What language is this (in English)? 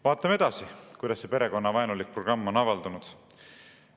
Estonian